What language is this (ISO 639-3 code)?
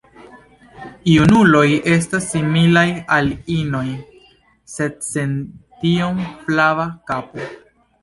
epo